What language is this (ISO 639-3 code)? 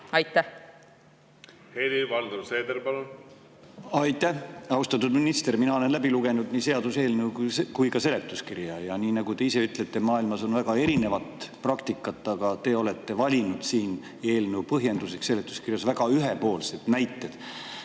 est